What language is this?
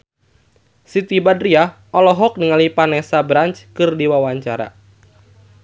Sundanese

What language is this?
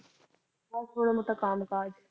Punjabi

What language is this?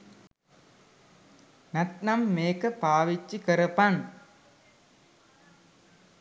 Sinhala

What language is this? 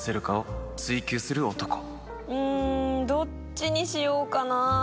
Japanese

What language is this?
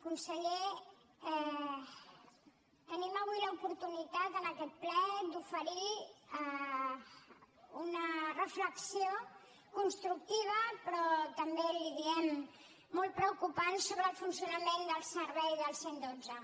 Catalan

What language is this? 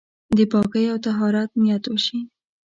Pashto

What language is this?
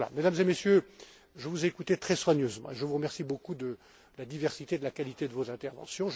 French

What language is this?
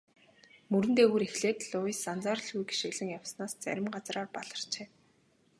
Mongolian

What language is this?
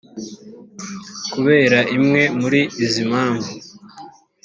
Kinyarwanda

